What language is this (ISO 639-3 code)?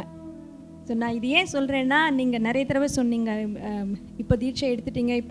tam